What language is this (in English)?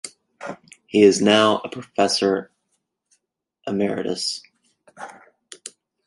English